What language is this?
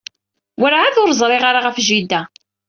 Kabyle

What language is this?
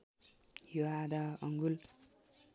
Nepali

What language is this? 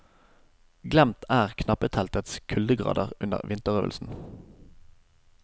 Norwegian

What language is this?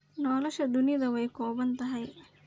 Somali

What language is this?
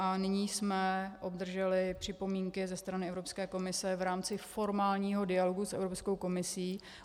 Czech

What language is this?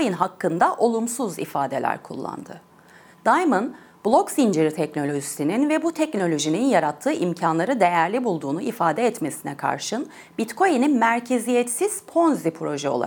Turkish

